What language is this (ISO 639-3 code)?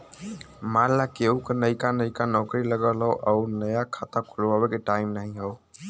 bho